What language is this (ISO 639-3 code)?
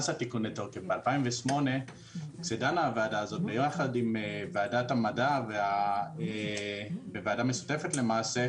heb